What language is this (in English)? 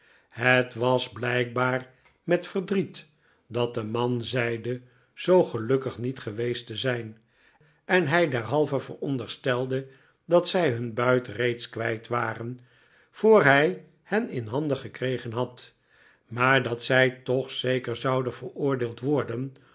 Dutch